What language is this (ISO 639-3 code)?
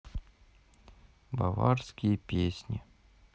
rus